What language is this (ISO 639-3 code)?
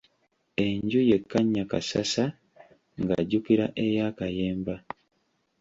lug